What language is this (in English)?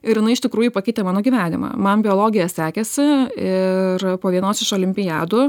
Lithuanian